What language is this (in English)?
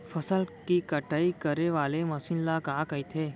Chhattisgarhi